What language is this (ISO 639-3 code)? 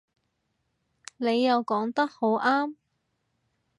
yue